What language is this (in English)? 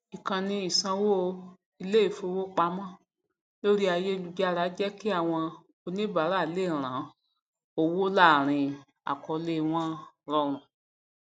Yoruba